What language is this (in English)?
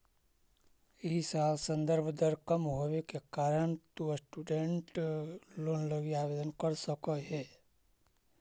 Magahi